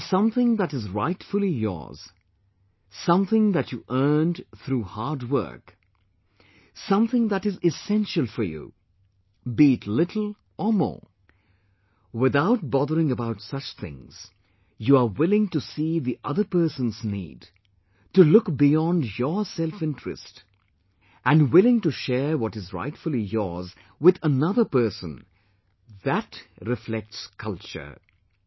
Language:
English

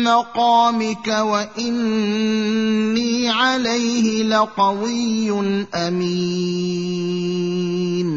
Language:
Arabic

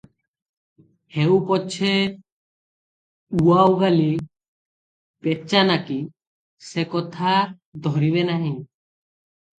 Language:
Odia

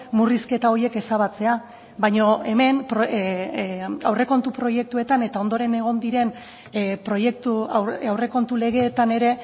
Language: Basque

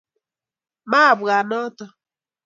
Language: Kalenjin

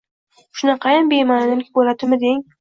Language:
Uzbek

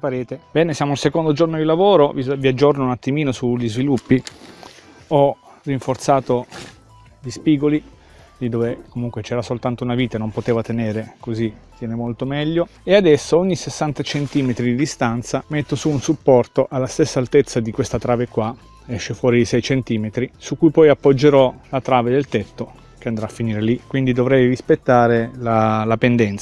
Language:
Italian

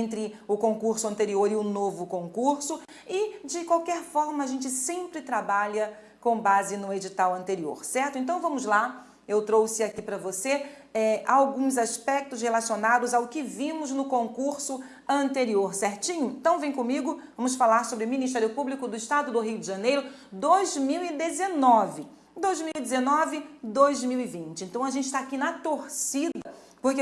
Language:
Portuguese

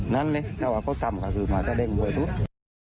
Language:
Thai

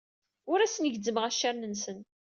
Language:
Kabyle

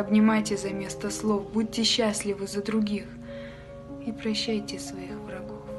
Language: Russian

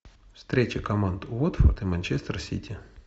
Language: Russian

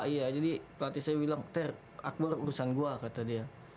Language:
Indonesian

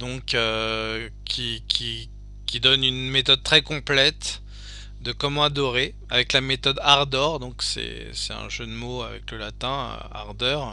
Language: French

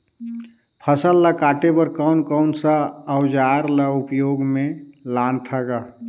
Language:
Chhattisgarhi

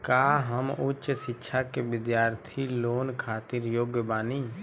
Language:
Bhojpuri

